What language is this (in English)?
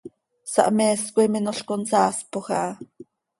Seri